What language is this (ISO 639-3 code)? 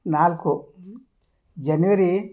kan